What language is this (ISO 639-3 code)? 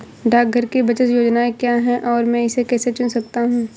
hin